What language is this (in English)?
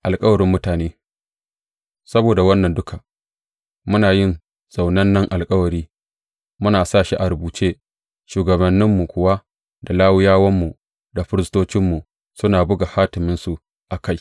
Hausa